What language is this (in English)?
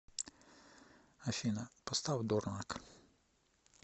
Russian